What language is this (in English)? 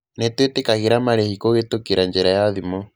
Kikuyu